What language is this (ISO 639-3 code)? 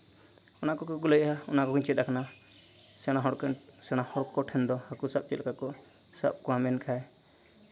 sat